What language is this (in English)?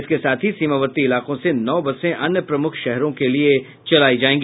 Hindi